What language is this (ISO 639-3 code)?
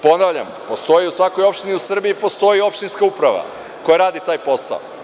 srp